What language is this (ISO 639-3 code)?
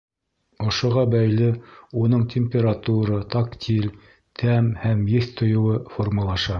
bak